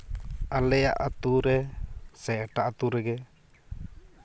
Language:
Santali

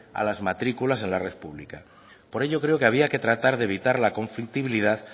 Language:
Spanish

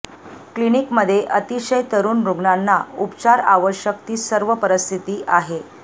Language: Marathi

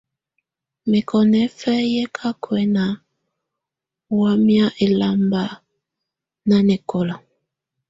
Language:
Tunen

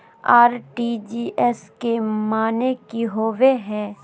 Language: Magahi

